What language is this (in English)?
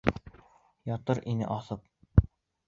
Bashkir